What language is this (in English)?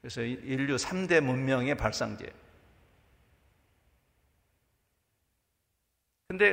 Korean